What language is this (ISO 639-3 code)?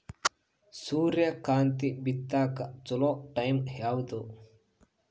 kan